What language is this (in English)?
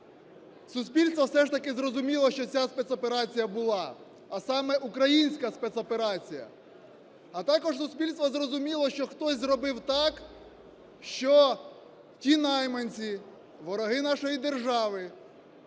Ukrainian